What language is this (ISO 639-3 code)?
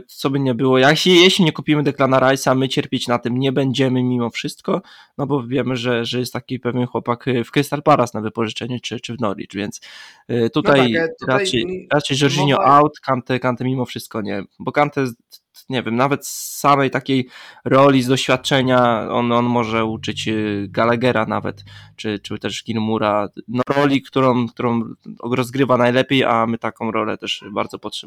pol